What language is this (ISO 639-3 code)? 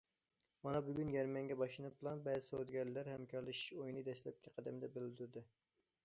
uig